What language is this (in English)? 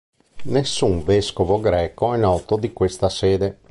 Italian